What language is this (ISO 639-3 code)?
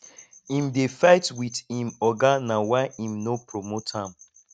pcm